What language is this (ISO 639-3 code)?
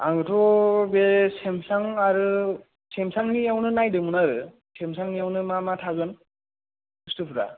brx